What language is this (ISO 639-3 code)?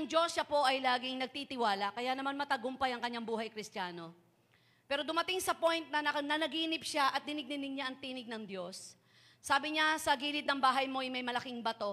fil